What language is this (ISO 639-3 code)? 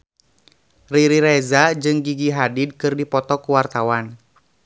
sun